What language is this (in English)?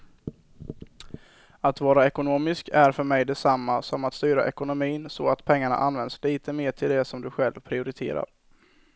Swedish